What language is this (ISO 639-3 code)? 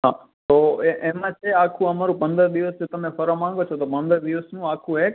guj